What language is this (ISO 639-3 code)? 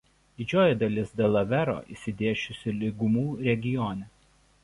lit